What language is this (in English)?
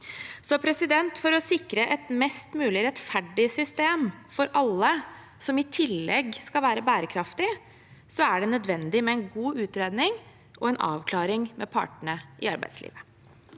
Norwegian